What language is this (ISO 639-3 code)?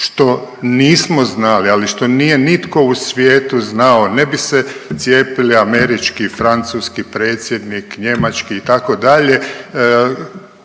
hrv